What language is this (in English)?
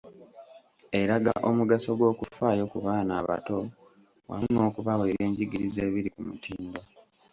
Ganda